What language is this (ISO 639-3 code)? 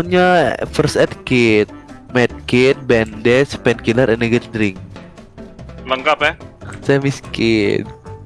ind